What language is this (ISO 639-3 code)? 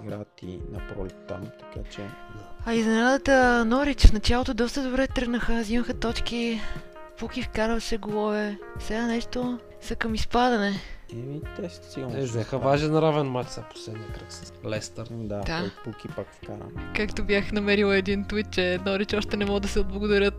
bul